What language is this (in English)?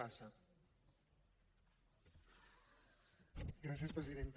Catalan